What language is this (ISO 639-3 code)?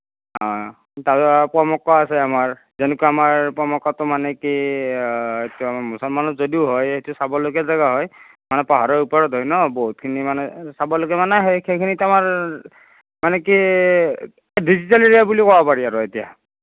asm